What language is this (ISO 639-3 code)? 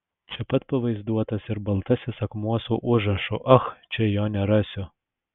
lit